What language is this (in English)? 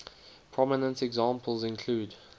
English